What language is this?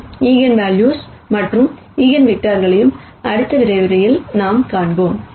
Tamil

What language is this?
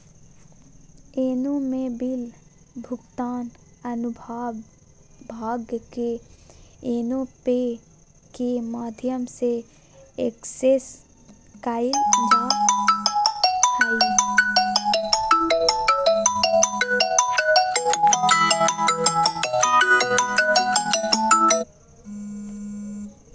Magahi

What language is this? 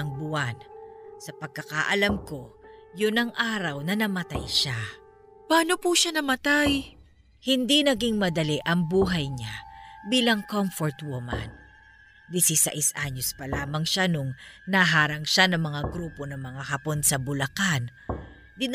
Filipino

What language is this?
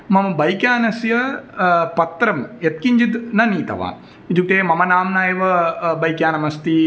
Sanskrit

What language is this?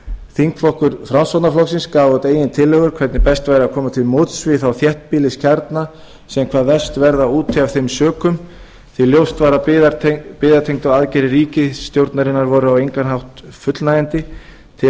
Icelandic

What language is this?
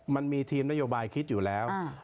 Thai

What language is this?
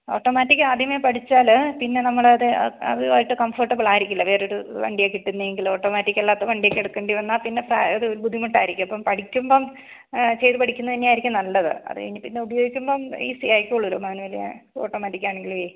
Malayalam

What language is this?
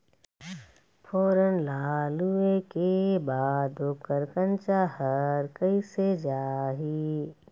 Chhattisgarhi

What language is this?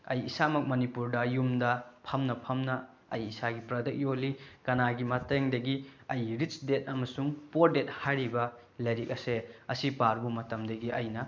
Manipuri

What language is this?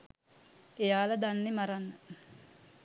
Sinhala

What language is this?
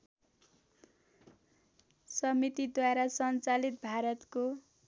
Nepali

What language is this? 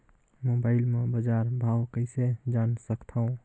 Chhattisgarhi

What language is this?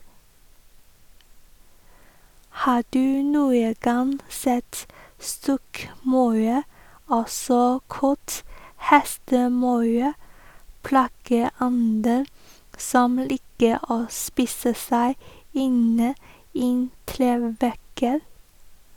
Norwegian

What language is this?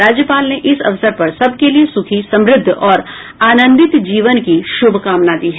Hindi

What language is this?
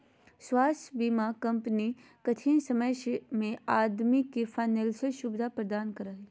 Magahi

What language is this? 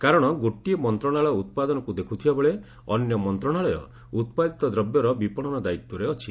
Odia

